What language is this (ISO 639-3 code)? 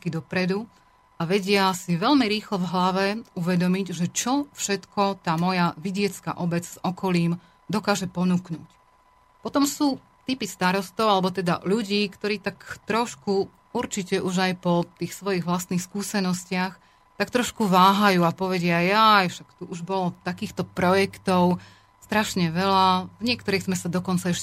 slk